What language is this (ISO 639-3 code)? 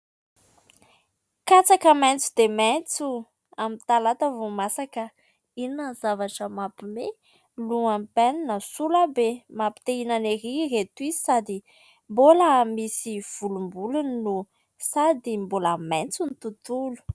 mlg